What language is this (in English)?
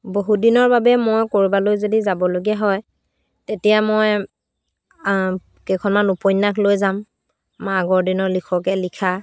Assamese